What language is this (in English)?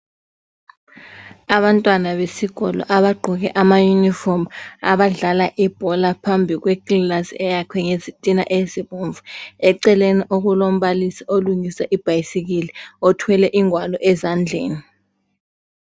North Ndebele